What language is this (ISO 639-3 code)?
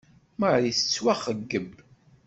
kab